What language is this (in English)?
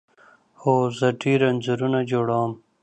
Pashto